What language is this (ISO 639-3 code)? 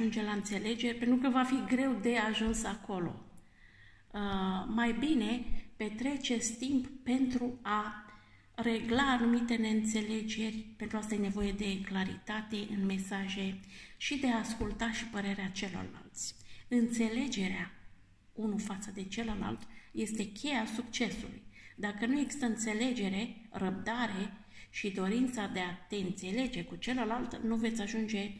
ron